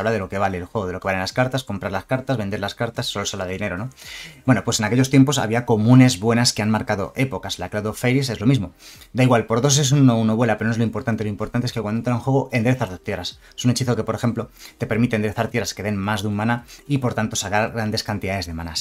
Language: Spanish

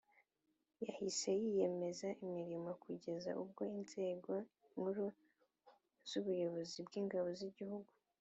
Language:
Kinyarwanda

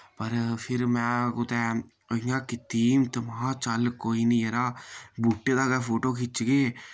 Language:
Dogri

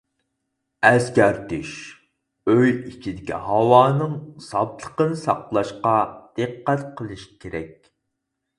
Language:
Uyghur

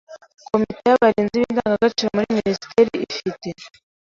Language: Kinyarwanda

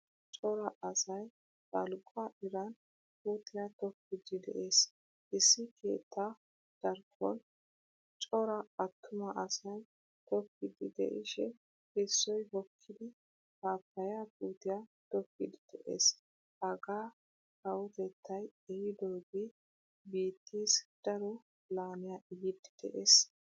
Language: Wolaytta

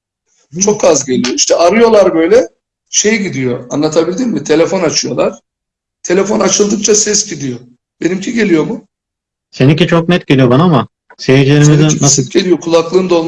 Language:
Turkish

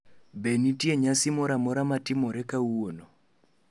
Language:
Luo (Kenya and Tanzania)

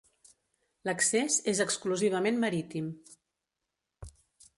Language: Catalan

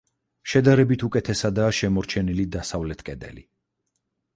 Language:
Georgian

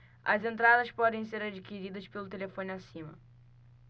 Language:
Portuguese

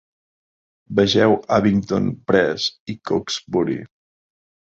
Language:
Catalan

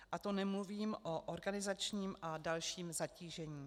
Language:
Czech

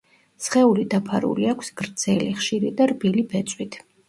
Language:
Georgian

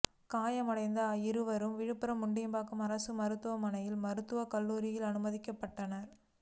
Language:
Tamil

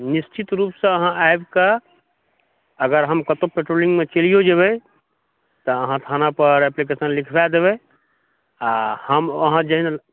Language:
Maithili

